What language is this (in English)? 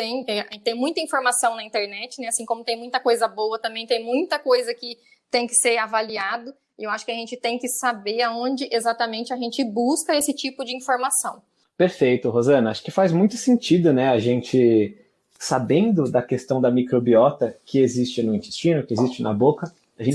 Portuguese